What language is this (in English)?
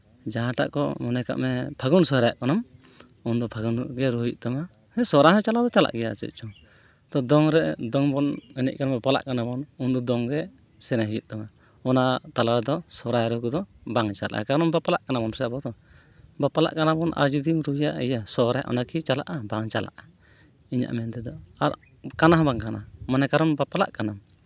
Santali